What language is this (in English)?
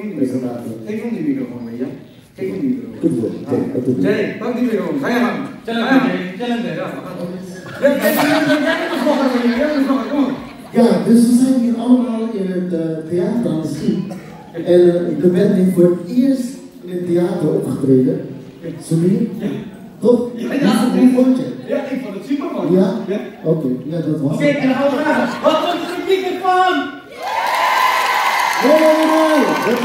Dutch